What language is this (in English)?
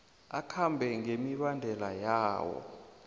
South Ndebele